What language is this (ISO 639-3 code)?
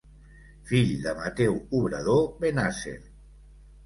cat